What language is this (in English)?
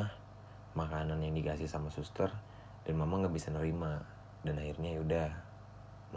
Indonesian